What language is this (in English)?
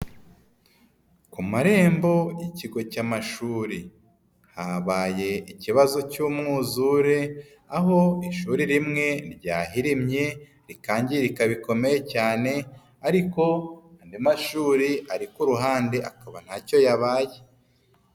Kinyarwanda